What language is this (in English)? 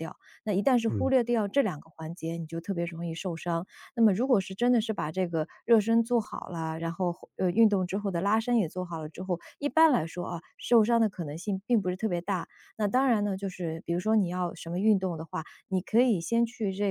Chinese